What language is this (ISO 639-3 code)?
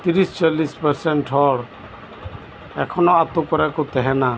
sat